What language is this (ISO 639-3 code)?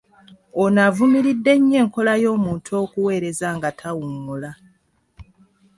lug